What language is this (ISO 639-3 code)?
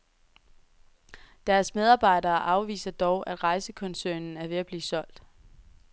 dan